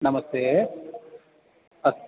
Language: Sanskrit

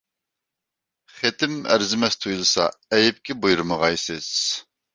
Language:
Uyghur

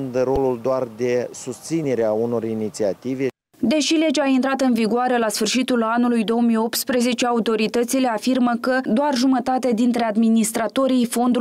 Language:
Romanian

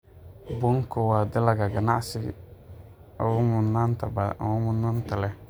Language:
Somali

